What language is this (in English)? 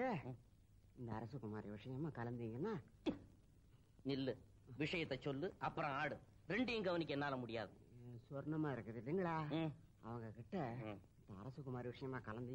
Indonesian